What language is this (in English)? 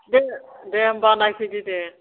Bodo